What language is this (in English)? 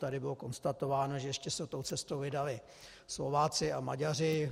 Czech